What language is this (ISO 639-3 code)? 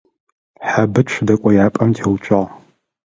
ady